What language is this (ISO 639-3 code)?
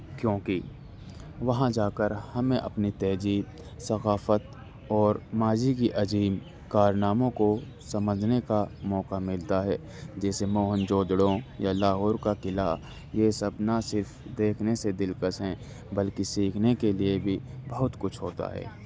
urd